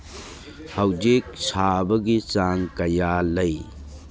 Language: Manipuri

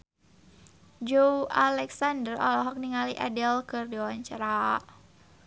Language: Sundanese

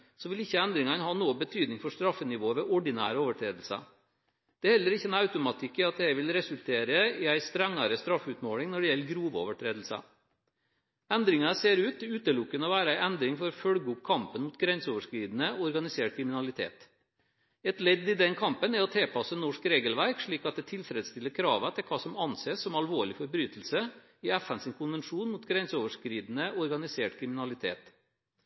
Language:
Norwegian Bokmål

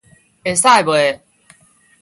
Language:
Min Nan Chinese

